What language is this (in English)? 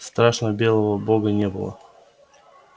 Russian